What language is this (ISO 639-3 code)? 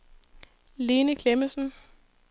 dan